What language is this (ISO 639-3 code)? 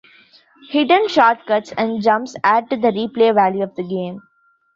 eng